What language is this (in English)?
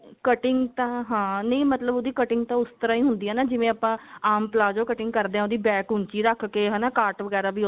Punjabi